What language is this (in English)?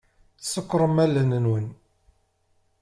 Kabyle